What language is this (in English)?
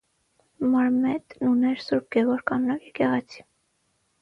Armenian